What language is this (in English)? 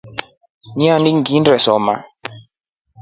Rombo